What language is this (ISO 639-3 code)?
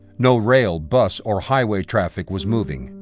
eng